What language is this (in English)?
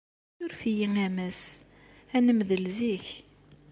Kabyle